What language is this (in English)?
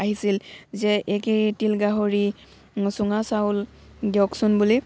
Assamese